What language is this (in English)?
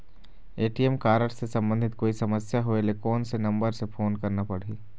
Chhattisgarhi